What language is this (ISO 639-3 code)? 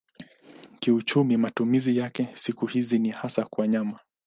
swa